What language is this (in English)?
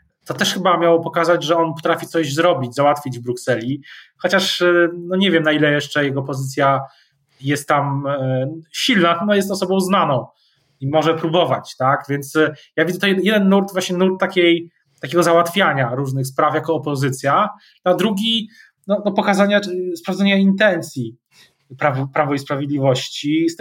Polish